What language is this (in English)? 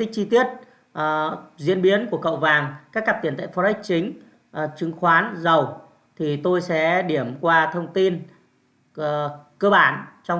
Vietnamese